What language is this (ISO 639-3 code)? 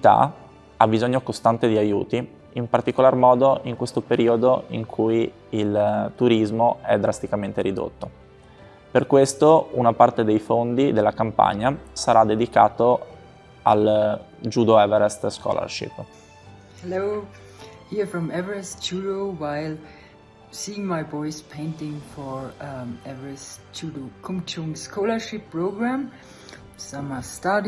ita